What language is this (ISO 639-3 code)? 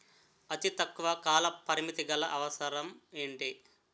tel